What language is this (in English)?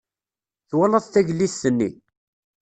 Kabyle